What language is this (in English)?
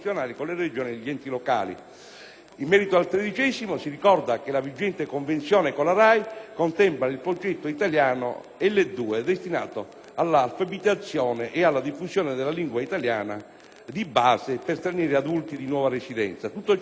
Italian